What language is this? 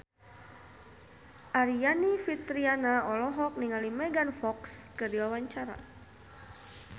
Sundanese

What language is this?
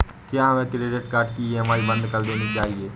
Hindi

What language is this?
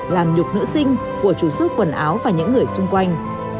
Vietnamese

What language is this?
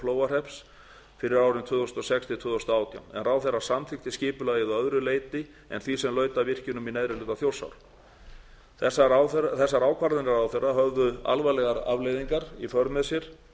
Icelandic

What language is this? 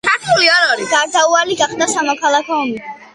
Georgian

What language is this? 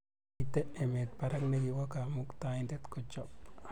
Kalenjin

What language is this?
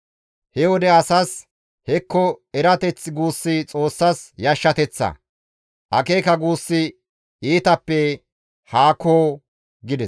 Gamo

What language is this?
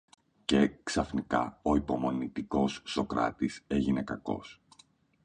Greek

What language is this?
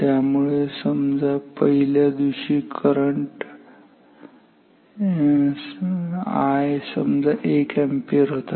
Marathi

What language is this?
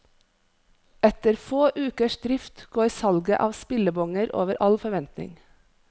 Norwegian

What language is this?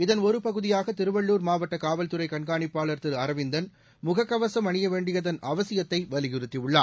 Tamil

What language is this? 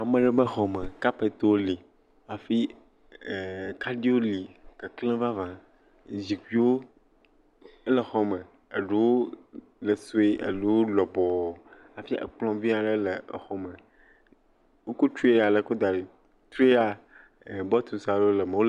Ewe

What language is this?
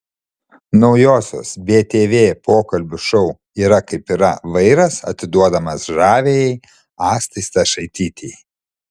Lithuanian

